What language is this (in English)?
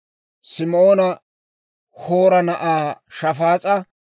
Dawro